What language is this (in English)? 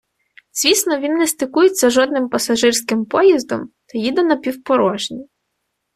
Ukrainian